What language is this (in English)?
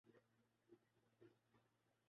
Urdu